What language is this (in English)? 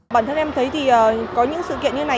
Vietnamese